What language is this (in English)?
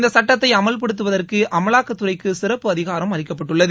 Tamil